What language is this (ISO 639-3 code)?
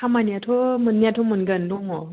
brx